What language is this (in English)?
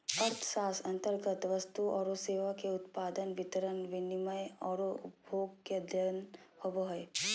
Magahi